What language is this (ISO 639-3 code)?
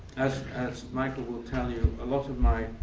eng